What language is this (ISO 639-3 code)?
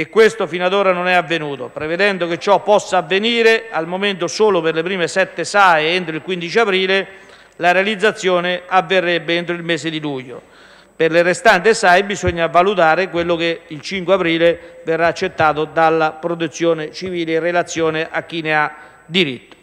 ita